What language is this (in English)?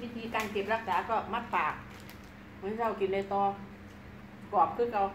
Thai